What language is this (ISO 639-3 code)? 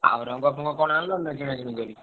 ori